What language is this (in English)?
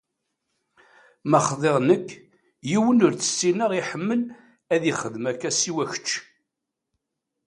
Kabyle